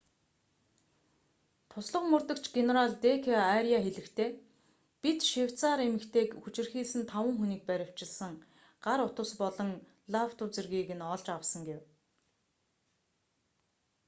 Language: Mongolian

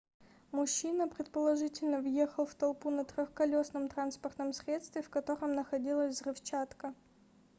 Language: Russian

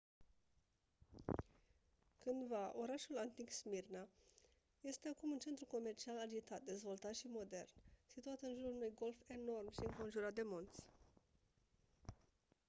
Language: Romanian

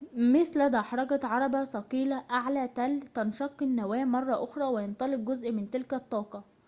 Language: Arabic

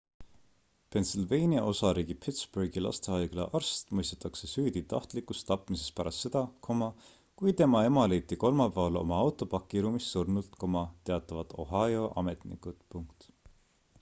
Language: Estonian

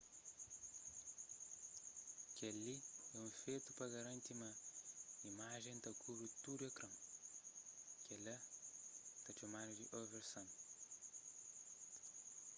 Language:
Kabuverdianu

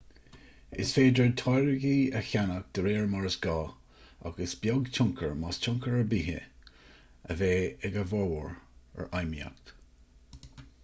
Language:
Irish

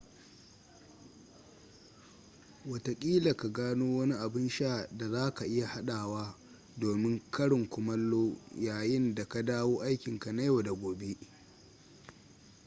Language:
Hausa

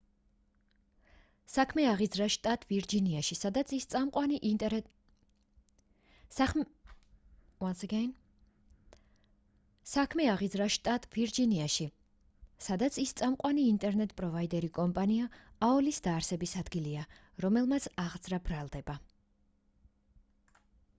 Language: Georgian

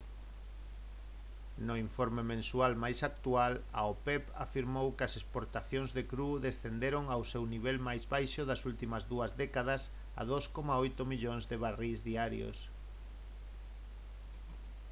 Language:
Galician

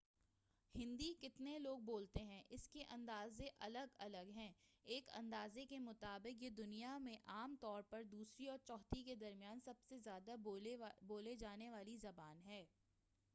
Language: Urdu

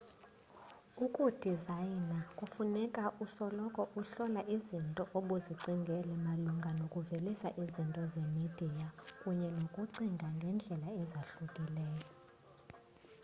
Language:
Xhosa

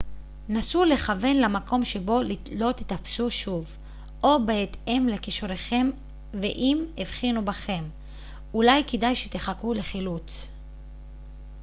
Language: Hebrew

